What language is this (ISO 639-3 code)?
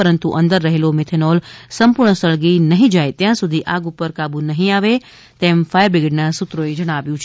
guj